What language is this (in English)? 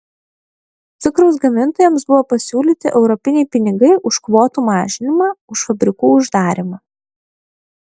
Lithuanian